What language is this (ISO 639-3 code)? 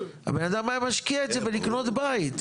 heb